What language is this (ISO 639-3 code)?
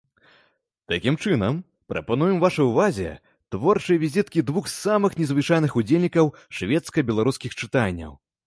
bel